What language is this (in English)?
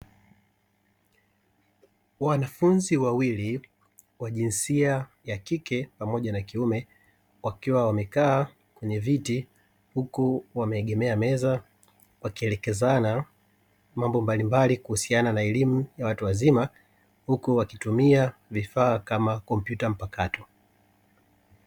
Swahili